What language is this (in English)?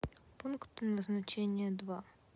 Russian